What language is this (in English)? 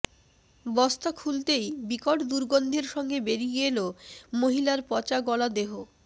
Bangla